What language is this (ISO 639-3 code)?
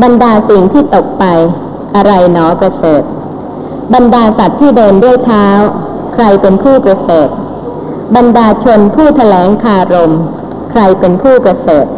tha